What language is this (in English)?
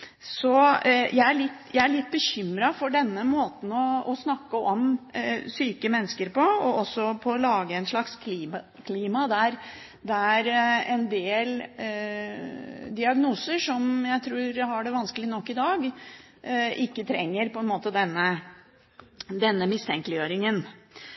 Norwegian Bokmål